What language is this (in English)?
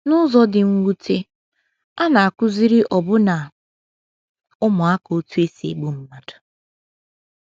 Igbo